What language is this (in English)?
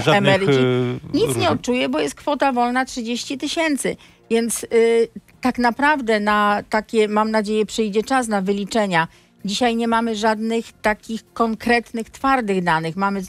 Polish